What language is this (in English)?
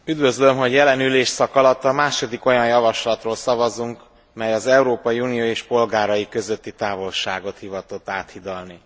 Hungarian